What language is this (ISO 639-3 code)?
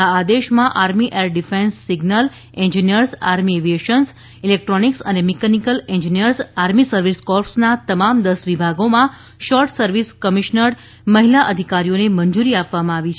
guj